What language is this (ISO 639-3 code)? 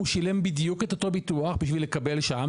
heb